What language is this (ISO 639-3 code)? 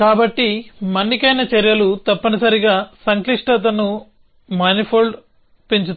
tel